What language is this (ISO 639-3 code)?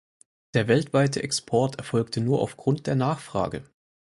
deu